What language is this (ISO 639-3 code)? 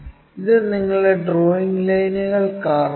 mal